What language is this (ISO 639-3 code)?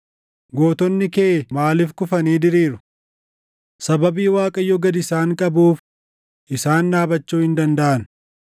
orm